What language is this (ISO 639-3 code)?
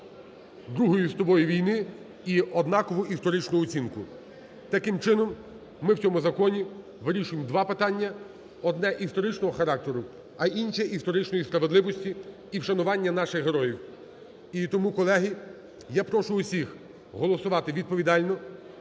ukr